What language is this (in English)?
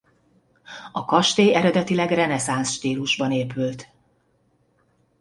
Hungarian